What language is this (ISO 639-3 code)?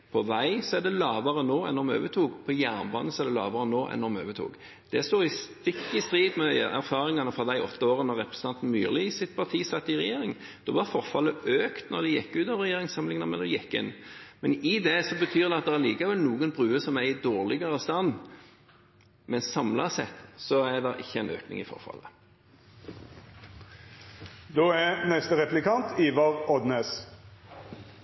nor